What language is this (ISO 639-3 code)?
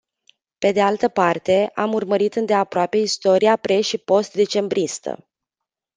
ron